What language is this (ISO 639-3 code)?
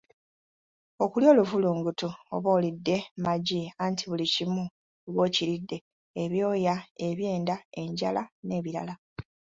lug